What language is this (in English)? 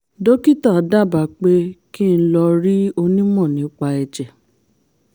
Yoruba